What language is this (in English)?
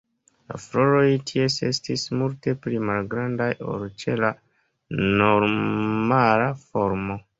Esperanto